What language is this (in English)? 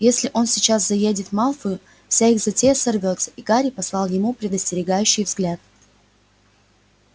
Russian